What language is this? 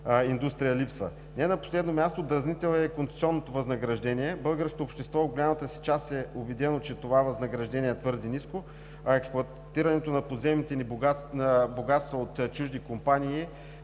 Bulgarian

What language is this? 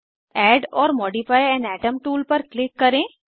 Hindi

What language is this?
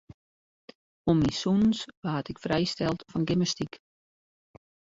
Western Frisian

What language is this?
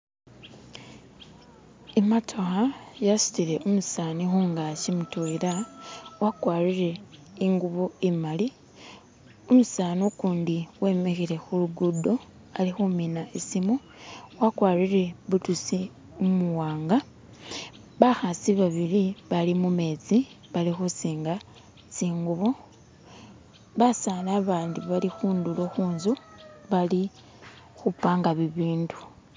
Masaaba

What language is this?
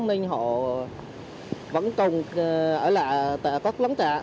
Vietnamese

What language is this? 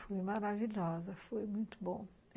Portuguese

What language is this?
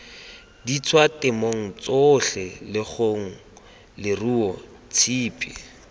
Tswana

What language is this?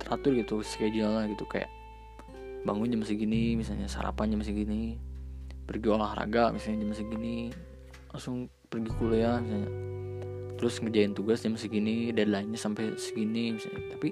Indonesian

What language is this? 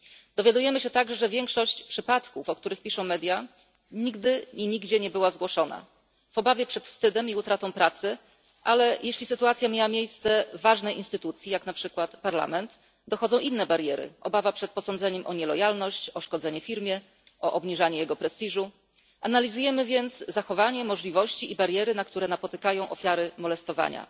Polish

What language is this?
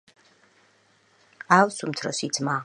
Georgian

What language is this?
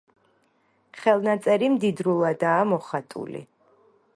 Georgian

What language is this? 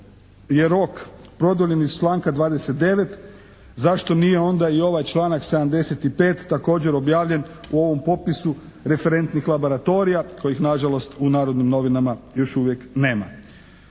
Croatian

